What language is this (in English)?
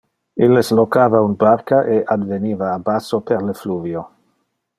Interlingua